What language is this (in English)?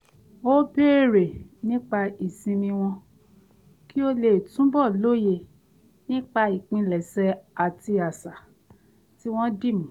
Yoruba